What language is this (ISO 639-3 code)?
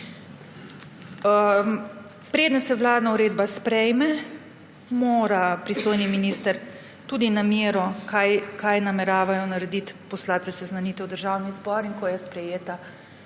slv